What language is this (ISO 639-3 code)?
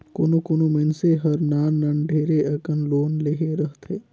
hne